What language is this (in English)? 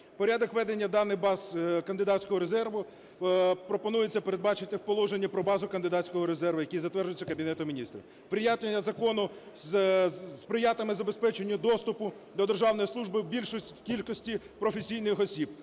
Ukrainian